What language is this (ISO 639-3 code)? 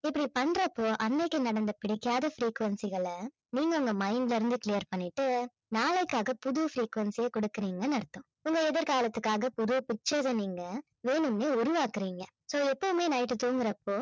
tam